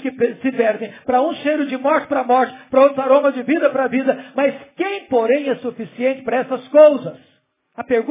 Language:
Portuguese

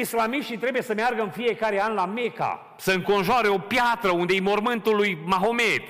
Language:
Romanian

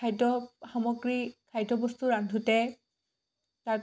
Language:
Assamese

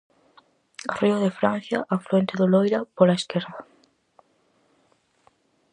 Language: Galician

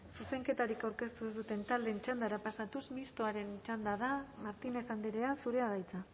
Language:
Basque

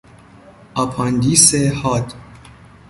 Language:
Persian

